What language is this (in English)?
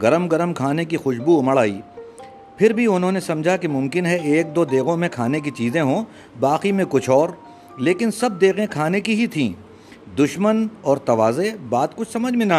Urdu